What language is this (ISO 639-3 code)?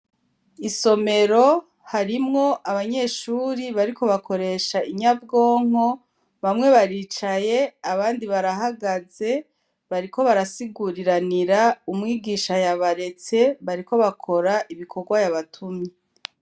run